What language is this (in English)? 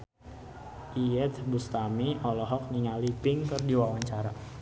Sundanese